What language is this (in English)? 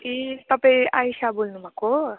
Nepali